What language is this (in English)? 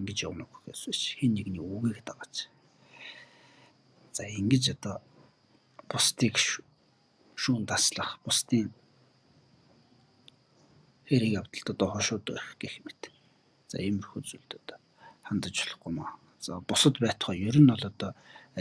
Romanian